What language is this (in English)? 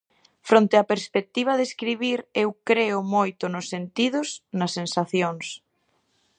Galician